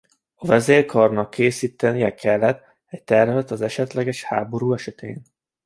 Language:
Hungarian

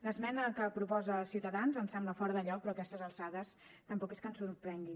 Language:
Catalan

